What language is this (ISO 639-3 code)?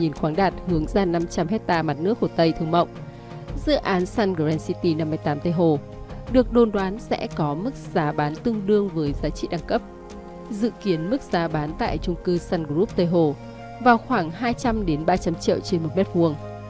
vie